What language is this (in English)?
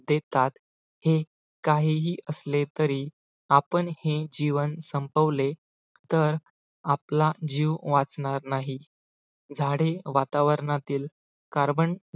Marathi